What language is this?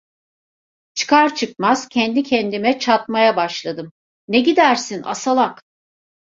Turkish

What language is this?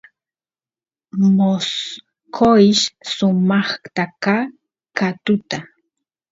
Santiago del Estero Quichua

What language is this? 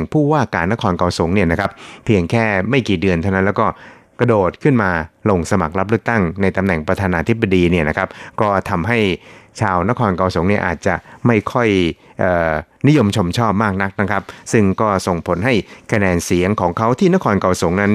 Thai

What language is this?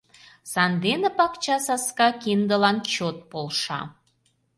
Mari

